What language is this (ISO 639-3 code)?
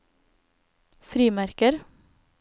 nor